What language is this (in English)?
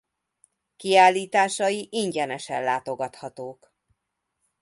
Hungarian